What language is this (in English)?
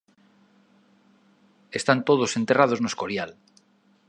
Galician